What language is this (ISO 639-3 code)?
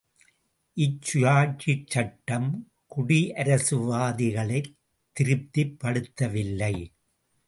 tam